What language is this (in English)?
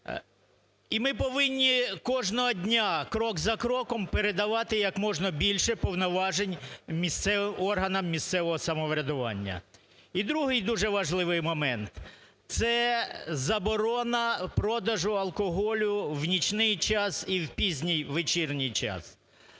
Ukrainian